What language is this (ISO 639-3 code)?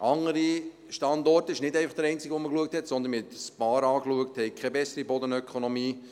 gsw